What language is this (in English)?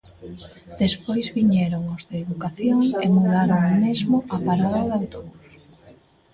Galician